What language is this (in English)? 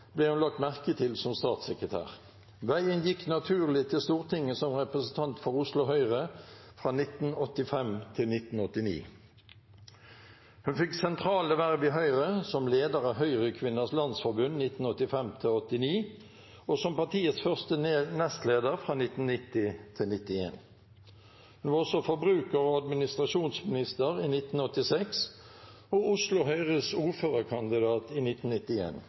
Norwegian Bokmål